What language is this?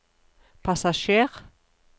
Norwegian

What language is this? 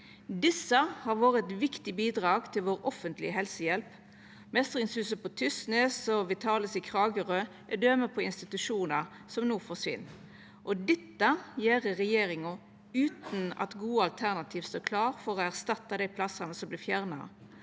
Norwegian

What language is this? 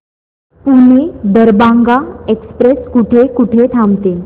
Marathi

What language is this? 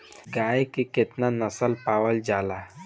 Bhojpuri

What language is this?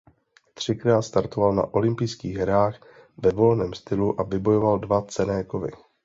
Czech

